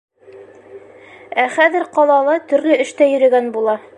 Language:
Bashkir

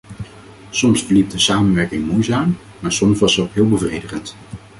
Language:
Dutch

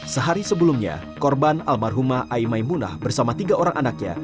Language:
Indonesian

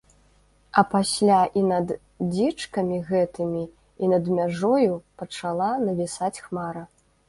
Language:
Belarusian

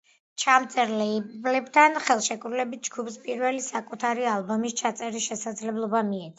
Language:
Georgian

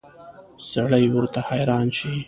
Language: Pashto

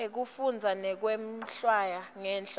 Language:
Swati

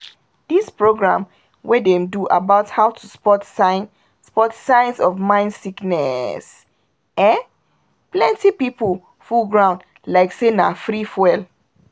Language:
Nigerian Pidgin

